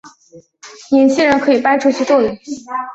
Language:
Chinese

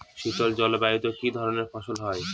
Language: Bangla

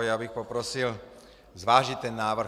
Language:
Czech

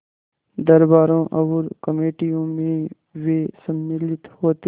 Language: Hindi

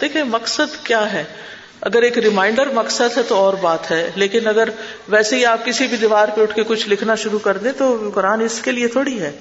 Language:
Urdu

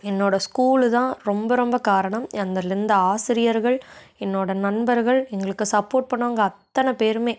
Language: Tamil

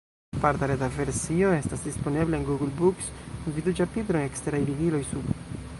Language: Esperanto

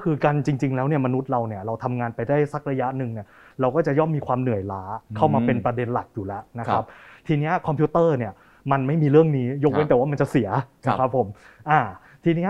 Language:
Thai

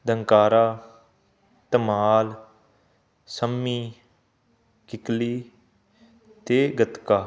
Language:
Punjabi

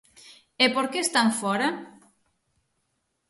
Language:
Galician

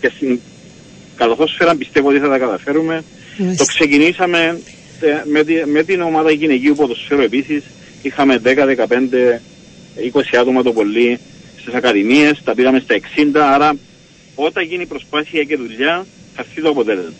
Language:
Greek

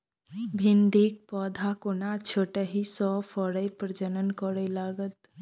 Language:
Maithili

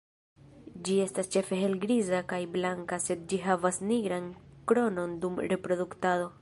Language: Esperanto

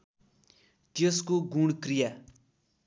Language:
Nepali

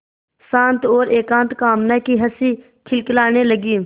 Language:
Hindi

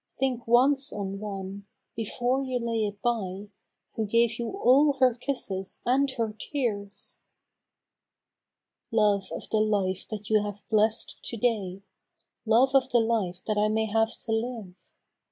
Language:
English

